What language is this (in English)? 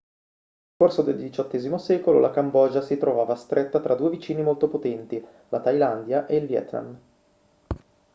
Italian